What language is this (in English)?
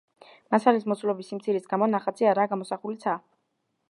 Georgian